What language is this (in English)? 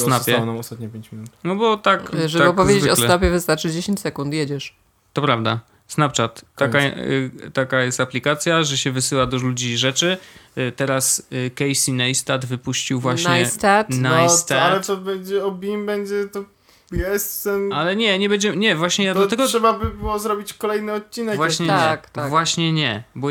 Polish